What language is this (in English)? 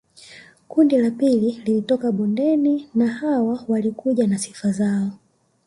Swahili